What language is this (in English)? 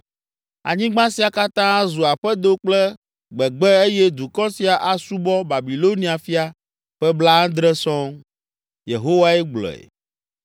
Ewe